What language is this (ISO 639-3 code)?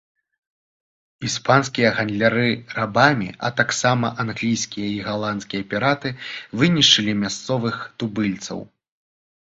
bel